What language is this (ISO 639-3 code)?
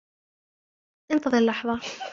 ara